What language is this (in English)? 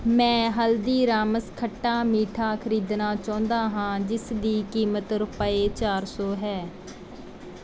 Punjabi